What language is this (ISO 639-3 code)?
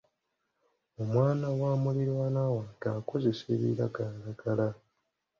lug